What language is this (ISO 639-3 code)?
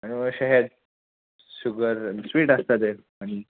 kok